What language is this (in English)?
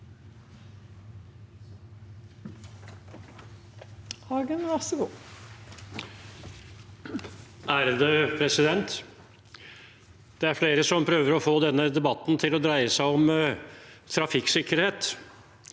Norwegian